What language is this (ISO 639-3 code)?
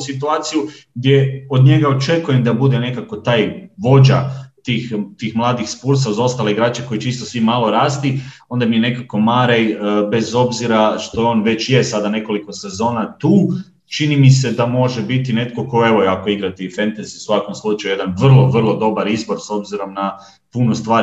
hrv